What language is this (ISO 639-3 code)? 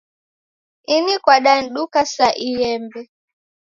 dav